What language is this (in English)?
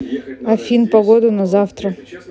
Russian